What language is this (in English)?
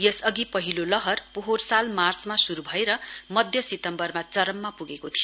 Nepali